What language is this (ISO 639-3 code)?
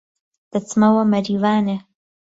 ckb